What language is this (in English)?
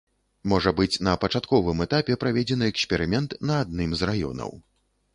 Belarusian